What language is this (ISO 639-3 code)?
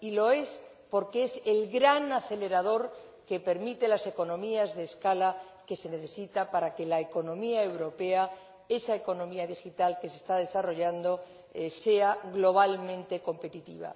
spa